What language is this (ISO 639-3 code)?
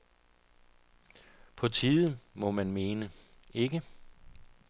dan